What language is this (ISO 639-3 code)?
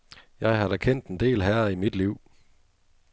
dan